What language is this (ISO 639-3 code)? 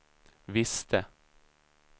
swe